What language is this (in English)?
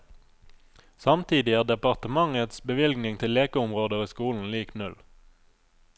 Norwegian